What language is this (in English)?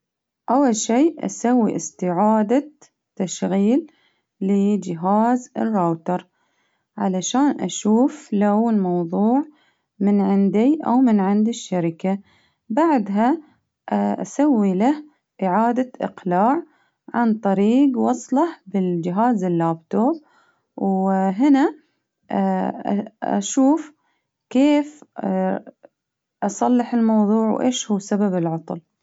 Baharna Arabic